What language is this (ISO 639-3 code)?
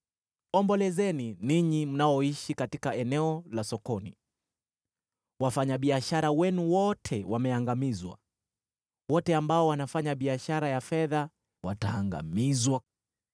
swa